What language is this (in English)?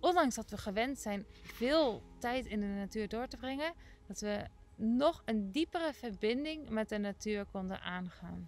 Dutch